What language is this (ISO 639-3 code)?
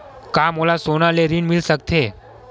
hne